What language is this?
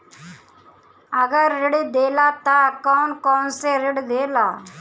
Bhojpuri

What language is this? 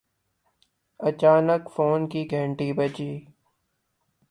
Urdu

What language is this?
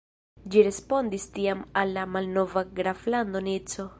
Esperanto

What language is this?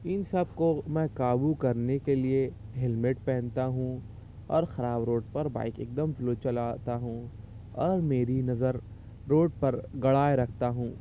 Urdu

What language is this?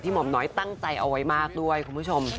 Thai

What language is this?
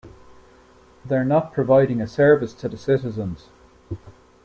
English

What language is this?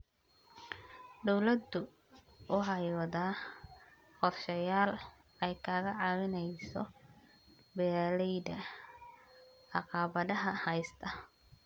Somali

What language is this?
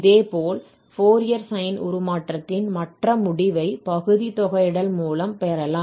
Tamil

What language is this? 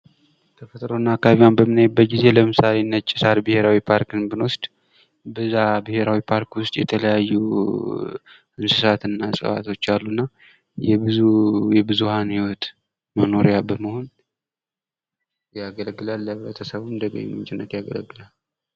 Amharic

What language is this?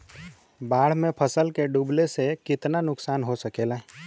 Bhojpuri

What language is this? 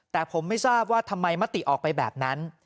Thai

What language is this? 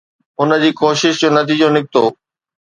Sindhi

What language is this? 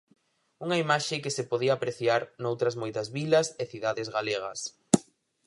Galician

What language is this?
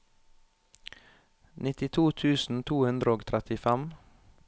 Norwegian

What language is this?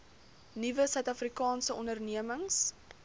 Afrikaans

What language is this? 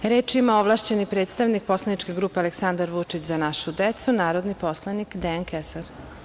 Serbian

